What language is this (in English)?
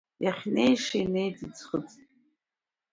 Abkhazian